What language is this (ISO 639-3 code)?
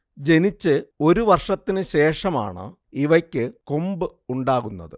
mal